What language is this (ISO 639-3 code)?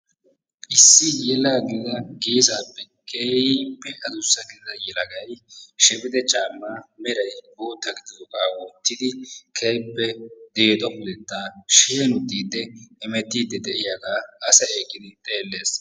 wal